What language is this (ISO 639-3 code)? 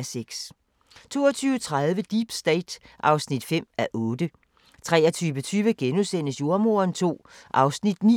dan